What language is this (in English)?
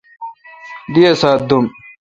Kalkoti